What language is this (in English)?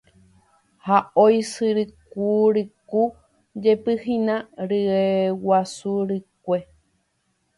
Guarani